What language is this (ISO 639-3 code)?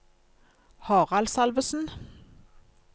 nor